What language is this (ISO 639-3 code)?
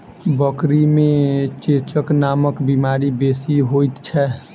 mai